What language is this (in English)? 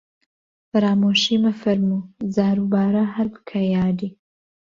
Central Kurdish